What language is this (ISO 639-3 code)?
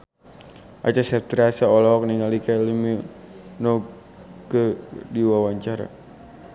sun